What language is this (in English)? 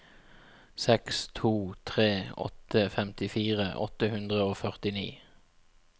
Norwegian